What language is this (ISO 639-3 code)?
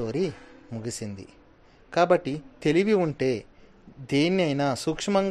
tel